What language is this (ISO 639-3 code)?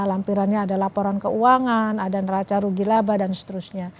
ind